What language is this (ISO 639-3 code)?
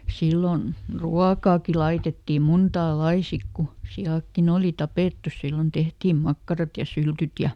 fin